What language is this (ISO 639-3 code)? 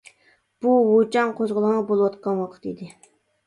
uig